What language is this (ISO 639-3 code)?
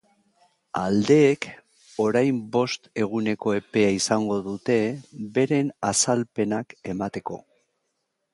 eus